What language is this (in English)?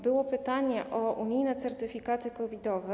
Polish